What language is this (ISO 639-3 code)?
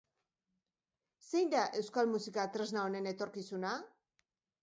eus